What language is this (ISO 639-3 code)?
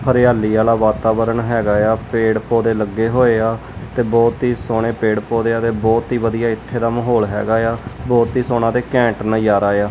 pan